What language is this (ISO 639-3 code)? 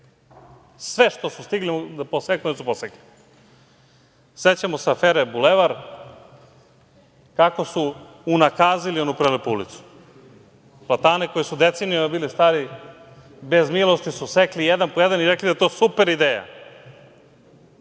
srp